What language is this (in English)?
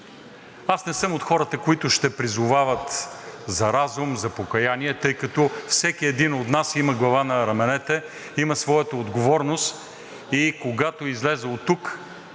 Bulgarian